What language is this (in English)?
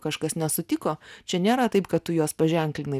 Lithuanian